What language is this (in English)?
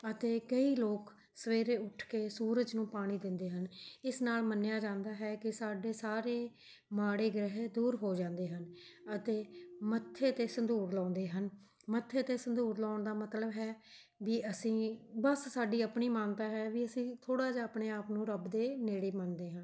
Punjabi